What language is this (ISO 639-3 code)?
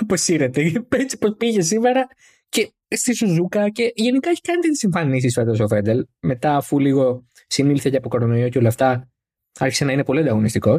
ell